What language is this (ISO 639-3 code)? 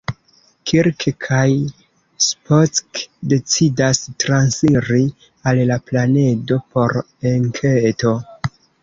epo